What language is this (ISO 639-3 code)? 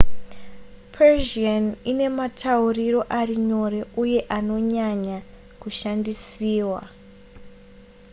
sna